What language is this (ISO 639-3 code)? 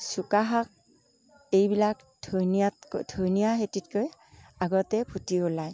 asm